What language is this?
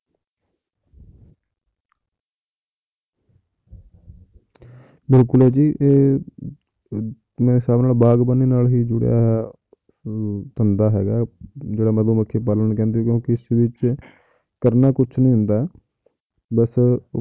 Punjabi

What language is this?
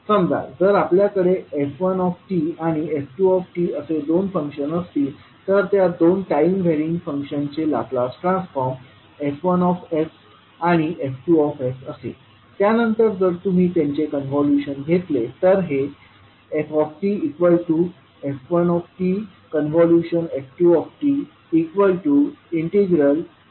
Marathi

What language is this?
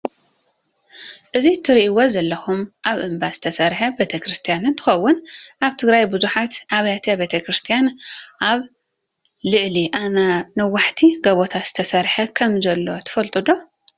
Tigrinya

